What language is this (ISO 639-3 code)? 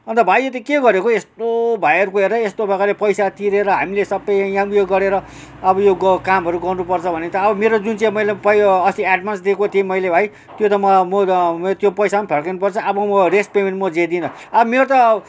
nep